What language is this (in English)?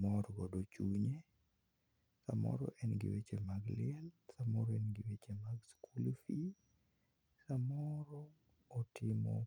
Luo (Kenya and Tanzania)